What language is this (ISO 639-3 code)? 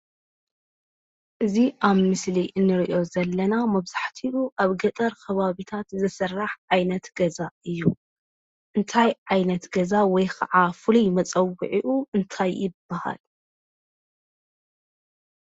tir